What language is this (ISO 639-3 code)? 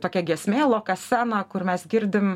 lit